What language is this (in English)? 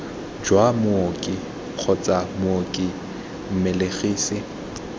Tswana